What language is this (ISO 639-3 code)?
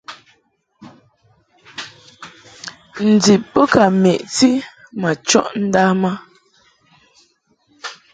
mhk